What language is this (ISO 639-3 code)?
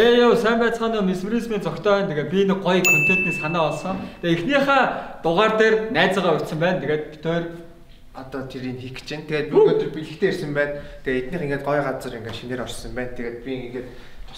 tur